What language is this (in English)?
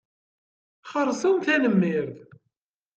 Kabyle